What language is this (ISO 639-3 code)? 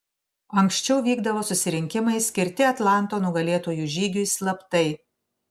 lit